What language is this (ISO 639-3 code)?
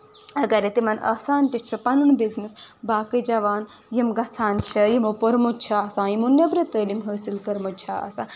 kas